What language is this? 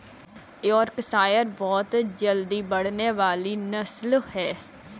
Hindi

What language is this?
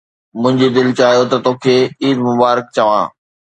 Sindhi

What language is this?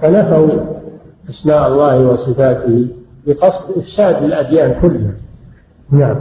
Arabic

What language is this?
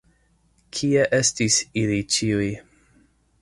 Esperanto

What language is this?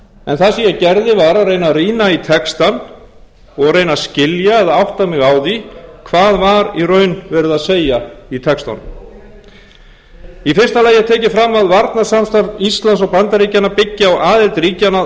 Icelandic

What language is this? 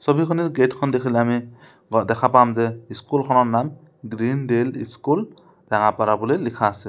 Assamese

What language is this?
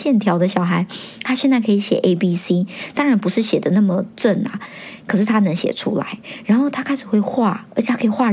Chinese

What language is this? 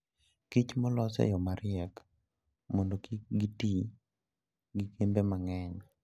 Luo (Kenya and Tanzania)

